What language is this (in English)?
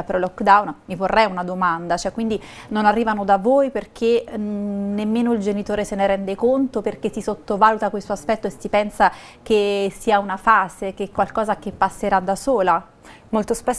Italian